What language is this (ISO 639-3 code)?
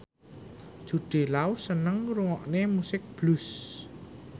jav